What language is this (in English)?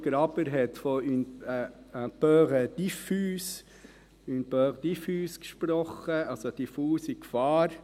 Swiss German